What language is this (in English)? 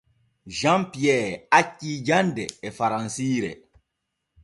Borgu Fulfulde